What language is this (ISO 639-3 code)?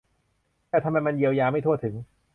tha